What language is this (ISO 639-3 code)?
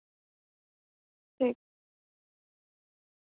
doi